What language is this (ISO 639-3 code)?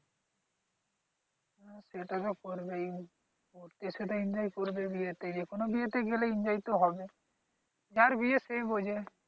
ben